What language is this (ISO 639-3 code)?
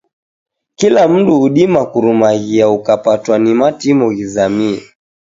dav